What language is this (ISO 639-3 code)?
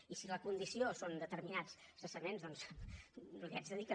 cat